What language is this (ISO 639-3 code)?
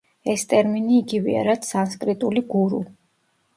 kat